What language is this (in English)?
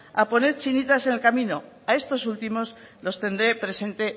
Spanish